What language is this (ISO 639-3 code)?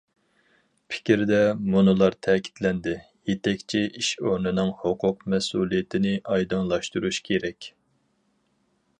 uig